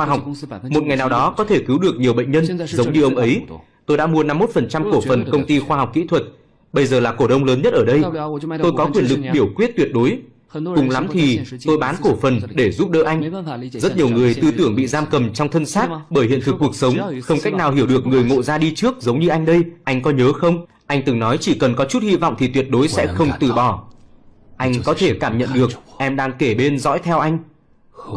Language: Vietnamese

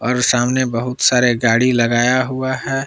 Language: Hindi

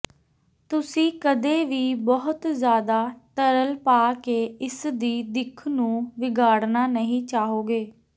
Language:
Punjabi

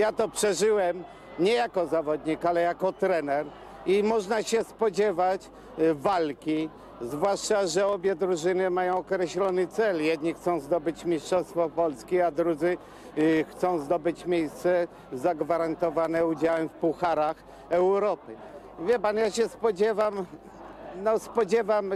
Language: Polish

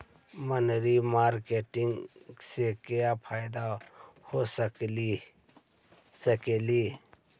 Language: Magahi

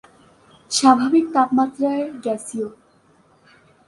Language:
Bangla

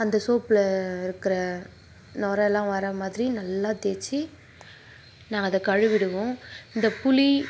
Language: Tamil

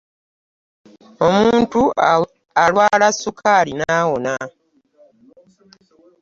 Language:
Ganda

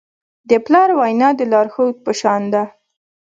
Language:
Pashto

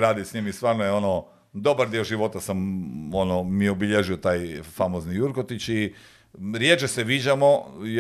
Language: Croatian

